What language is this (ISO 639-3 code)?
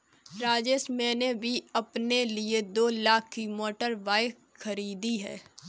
hin